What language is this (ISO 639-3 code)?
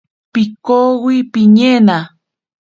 prq